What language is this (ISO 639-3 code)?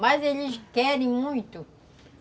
por